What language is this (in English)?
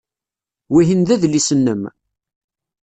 Kabyle